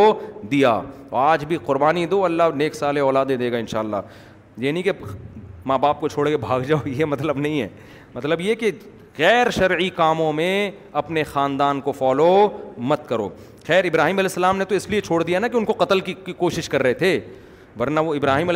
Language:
Urdu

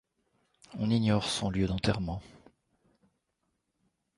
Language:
French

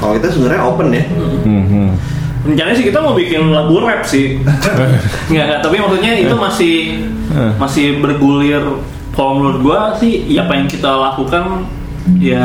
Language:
Indonesian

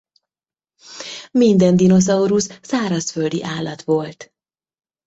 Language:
Hungarian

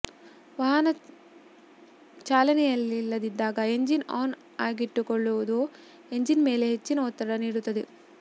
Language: Kannada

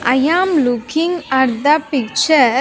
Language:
English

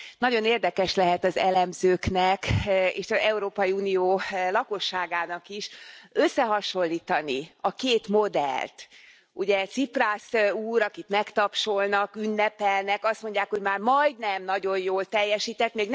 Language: Hungarian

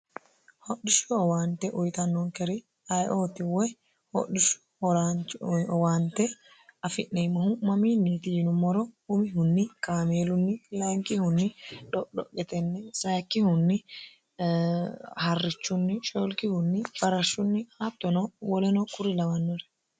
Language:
Sidamo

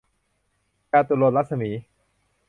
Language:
Thai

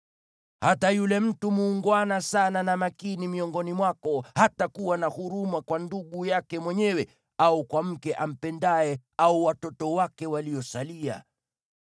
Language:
Swahili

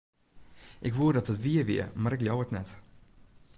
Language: Western Frisian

